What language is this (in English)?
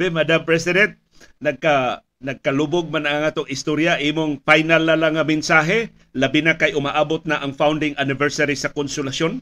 Filipino